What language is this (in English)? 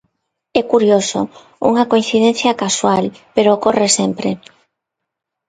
Galician